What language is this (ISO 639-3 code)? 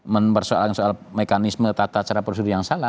ind